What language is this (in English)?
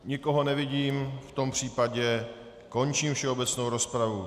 Czech